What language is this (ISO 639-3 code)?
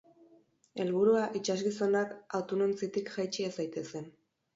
eus